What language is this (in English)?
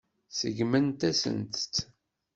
Kabyle